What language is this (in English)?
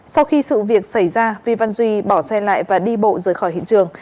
Vietnamese